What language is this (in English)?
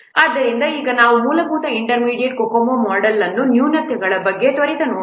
Kannada